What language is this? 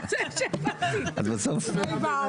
Hebrew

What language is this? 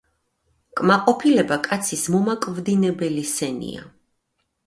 Georgian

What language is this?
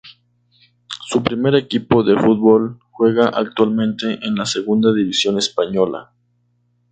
Spanish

